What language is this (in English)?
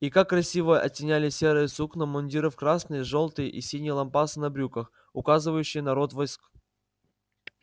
Russian